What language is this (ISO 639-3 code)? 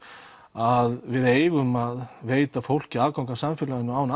isl